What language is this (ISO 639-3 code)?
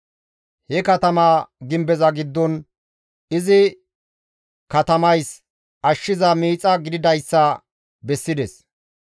gmv